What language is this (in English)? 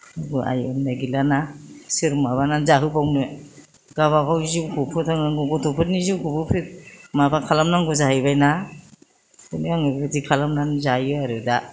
Bodo